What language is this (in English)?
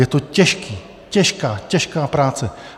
Czech